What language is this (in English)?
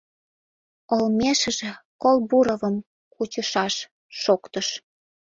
Mari